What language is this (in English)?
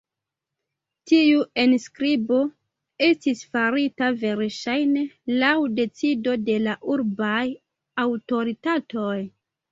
Esperanto